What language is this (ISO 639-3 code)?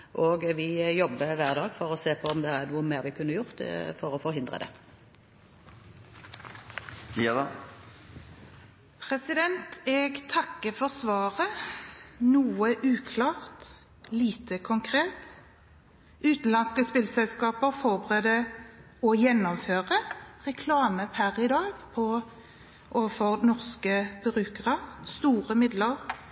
nob